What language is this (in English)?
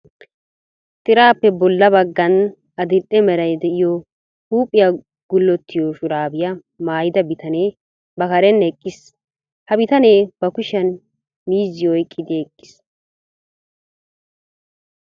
Wolaytta